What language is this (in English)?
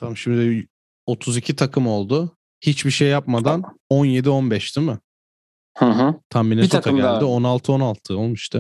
Turkish